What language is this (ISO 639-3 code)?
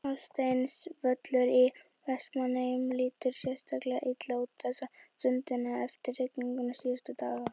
isl